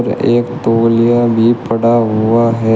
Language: Hindi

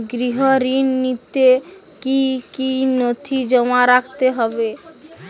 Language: Bangla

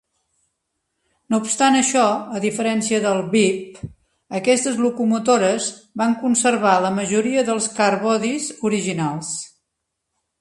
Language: Catalan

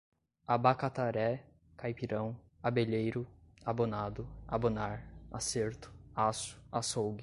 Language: Portuguese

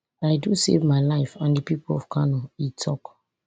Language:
Nigerian Pidgin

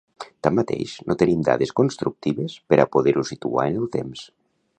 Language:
Catalan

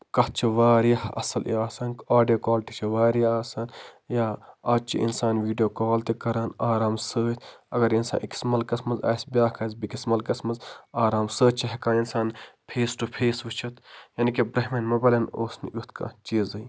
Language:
Kashmiri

